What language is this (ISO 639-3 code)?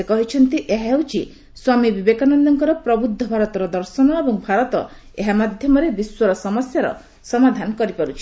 ori